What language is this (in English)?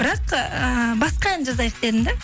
Kazakh